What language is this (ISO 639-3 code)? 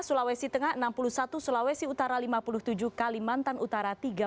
ind